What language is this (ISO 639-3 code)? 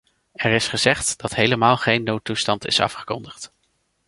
nld